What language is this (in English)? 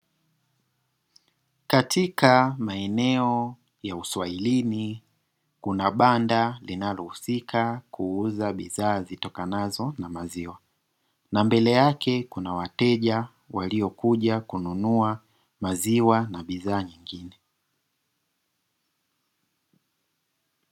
Swahili